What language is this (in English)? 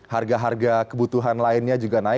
Indonesian